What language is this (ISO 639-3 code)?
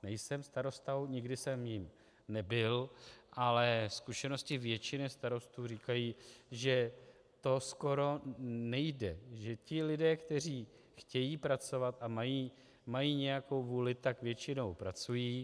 ces